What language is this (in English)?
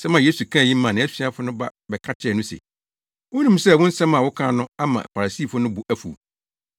Akan